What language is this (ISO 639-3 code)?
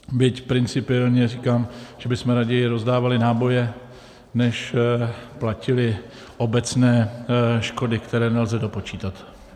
ces